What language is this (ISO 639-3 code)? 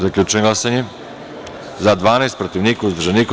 srp